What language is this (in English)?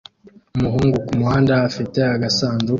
Kinyarwanda